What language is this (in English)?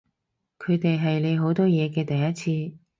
Cantonese